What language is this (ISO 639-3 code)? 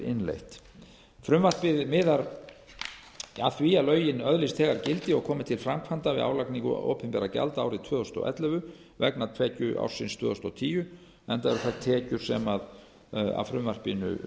isl